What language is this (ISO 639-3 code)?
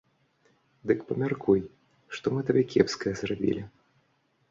bel